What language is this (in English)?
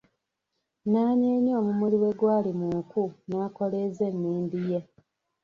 Ganda